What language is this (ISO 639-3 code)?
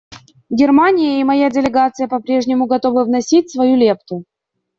rus